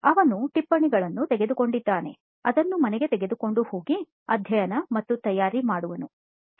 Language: Kannada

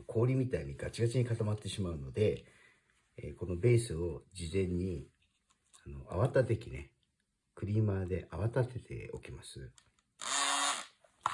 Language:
Japanese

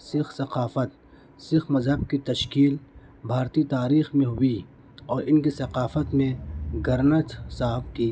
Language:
Urdu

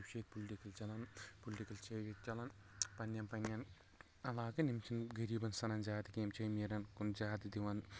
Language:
Kashmiri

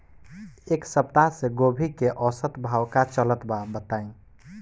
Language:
Bhojpuri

